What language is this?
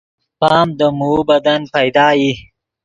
Yidgha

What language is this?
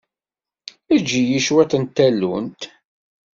Kabyle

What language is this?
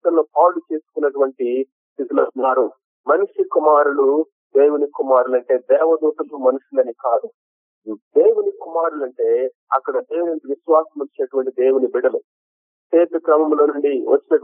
Telugu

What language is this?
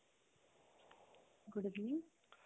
Odia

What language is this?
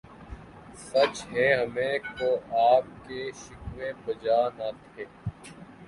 Urdu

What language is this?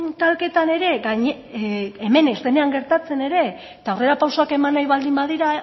Basque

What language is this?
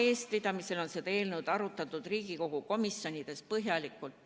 Estonian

